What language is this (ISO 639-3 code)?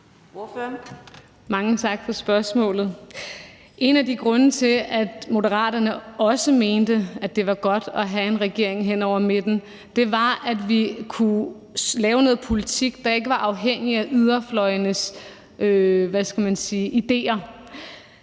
dan